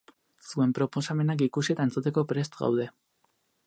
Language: Basque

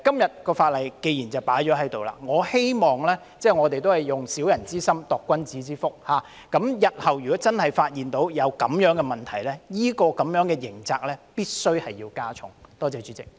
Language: Cantonese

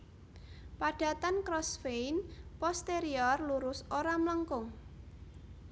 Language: Javanese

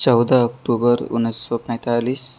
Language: Urdu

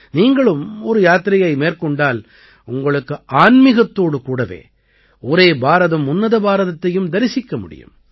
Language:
Tamil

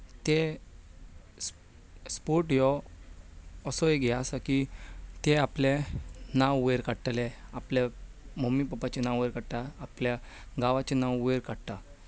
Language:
Konkani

